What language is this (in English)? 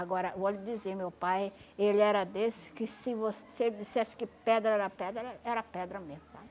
Portuguese